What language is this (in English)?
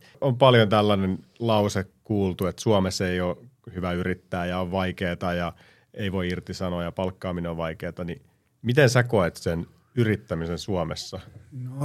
Finnish